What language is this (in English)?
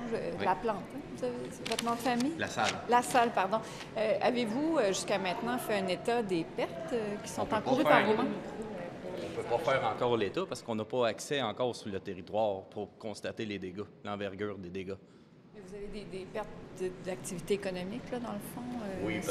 French